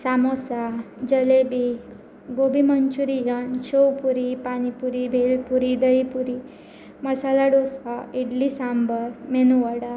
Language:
Konkani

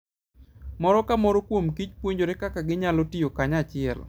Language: Luo (Kenya and Tanzania)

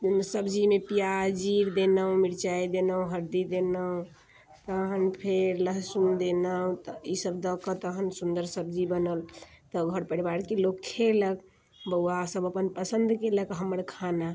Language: Maithili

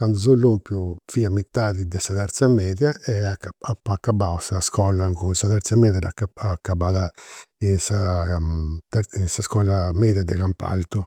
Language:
Campidanese Sardinian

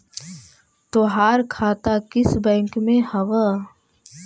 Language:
Magahi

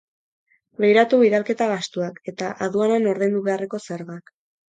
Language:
Basque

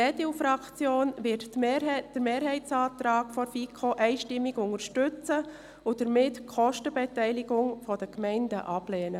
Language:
Swiss German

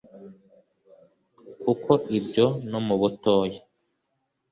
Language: Kinyarwanda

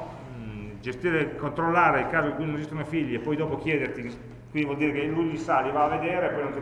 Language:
Italian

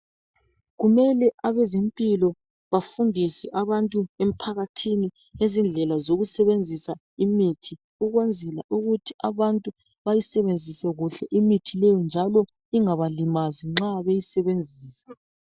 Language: North Ndebele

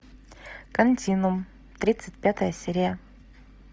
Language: Russian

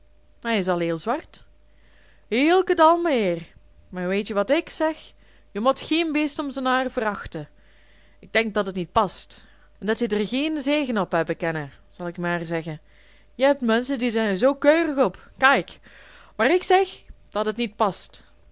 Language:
Dutch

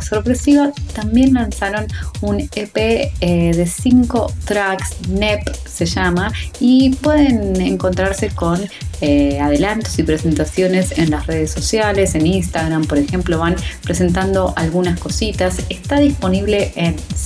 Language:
Spanish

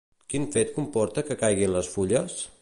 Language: Catalan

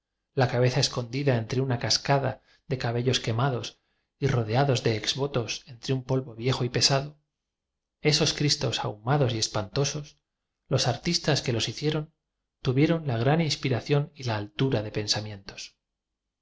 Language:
Spanish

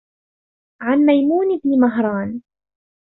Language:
Arabic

